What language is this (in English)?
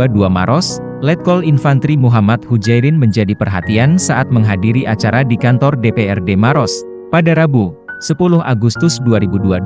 Indonesian